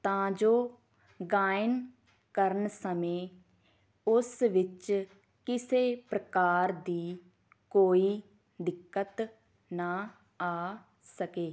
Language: Punjabi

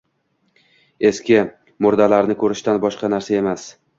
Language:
Uzbek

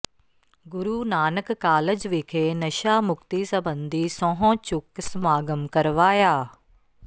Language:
Punjabi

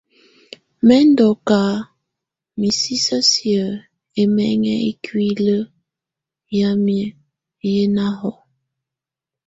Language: Tunen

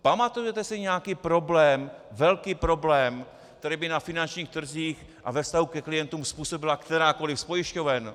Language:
Czech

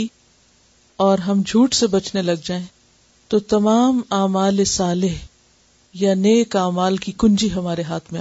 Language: Urdu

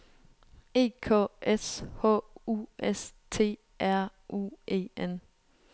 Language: Danish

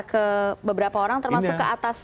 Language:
Indonesian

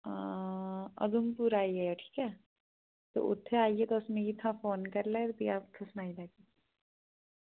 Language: Dogri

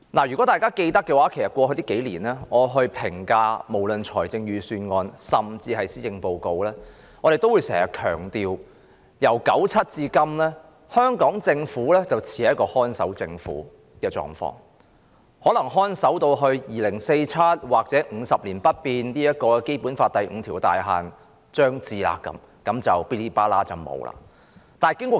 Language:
Cantonese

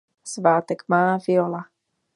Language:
Czech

